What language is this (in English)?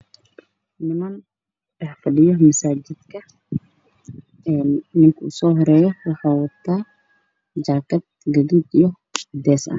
Somali